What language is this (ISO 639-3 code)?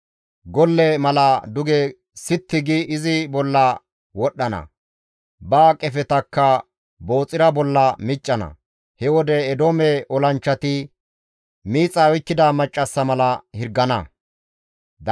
gmv